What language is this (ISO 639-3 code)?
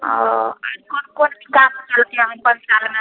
mai